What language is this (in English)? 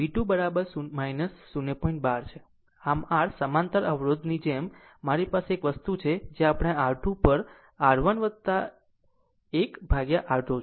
Gujarati